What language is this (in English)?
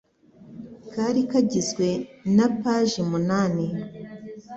Kinyarwanda